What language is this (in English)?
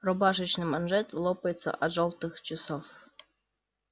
Russian